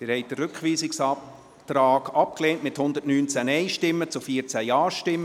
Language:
Swiss German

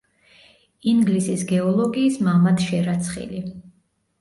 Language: Georgian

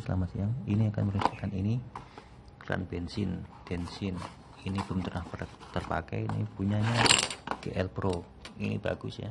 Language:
Indonesian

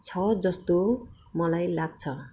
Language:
Nepali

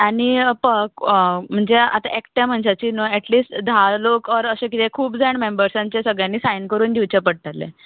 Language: Konkani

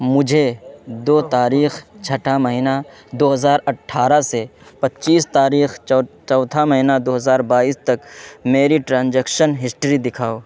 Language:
Urdu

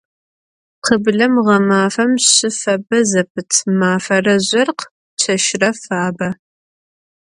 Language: Adyghe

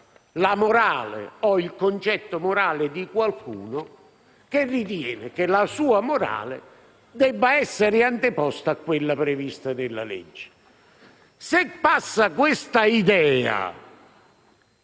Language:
Italian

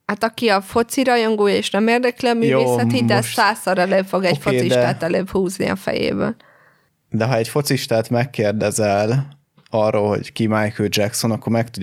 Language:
Hungarian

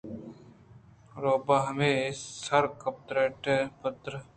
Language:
Eastern Balochi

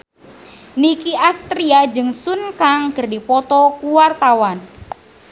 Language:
Sundanese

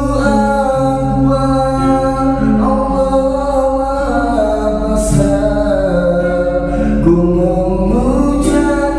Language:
Indonesian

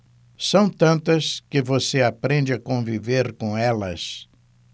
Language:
Portuguese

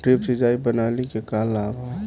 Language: Bhojpuri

